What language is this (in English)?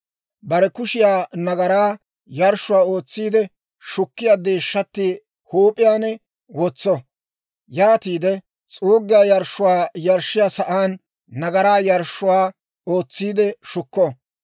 Dawro